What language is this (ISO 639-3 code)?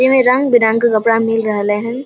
mai